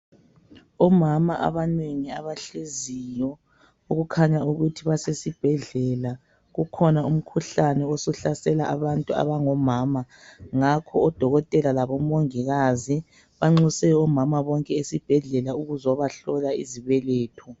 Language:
North Ndebele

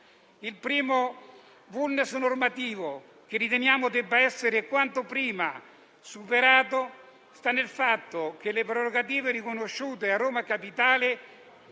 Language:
Italian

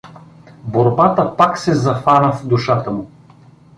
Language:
Bulgarian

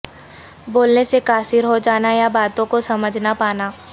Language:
Urdu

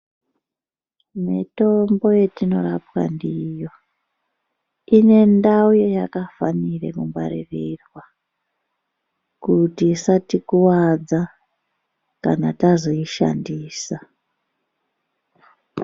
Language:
Ndau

